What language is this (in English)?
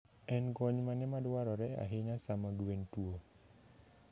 Luo (Kenya and Tanzania)